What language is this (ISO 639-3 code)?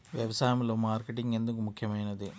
tel